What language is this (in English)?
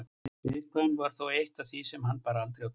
Icelandic